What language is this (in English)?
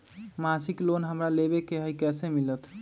Magahi